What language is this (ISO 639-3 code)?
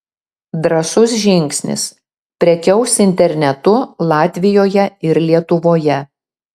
lit